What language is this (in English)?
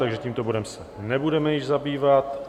Czech